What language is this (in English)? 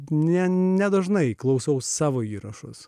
Lithuanian